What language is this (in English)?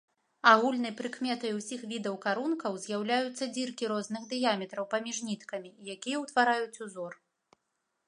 Belarusian